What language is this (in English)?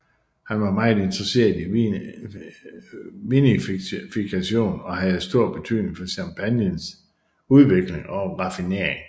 Danish